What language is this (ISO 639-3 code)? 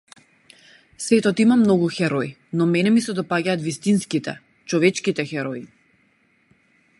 mkd